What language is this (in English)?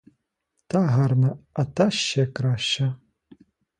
Ukrainian